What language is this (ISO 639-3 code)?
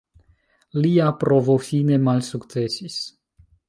epo